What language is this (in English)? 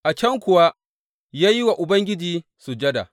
Hausa